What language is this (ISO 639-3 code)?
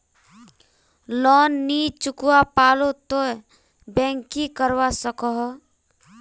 mag